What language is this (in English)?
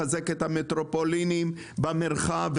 Hebrew